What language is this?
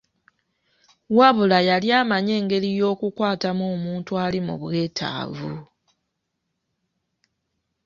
Ganda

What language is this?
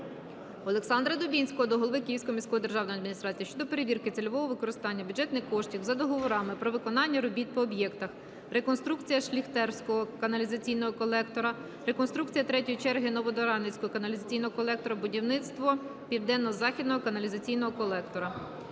Ukrainian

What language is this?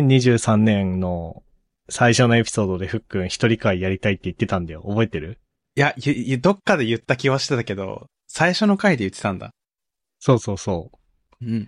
Japanese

